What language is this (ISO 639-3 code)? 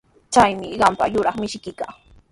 qws